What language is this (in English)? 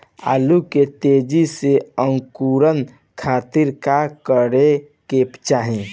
Bhojpuri